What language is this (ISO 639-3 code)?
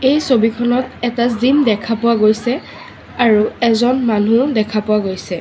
asm